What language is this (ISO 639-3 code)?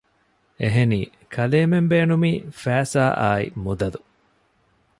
div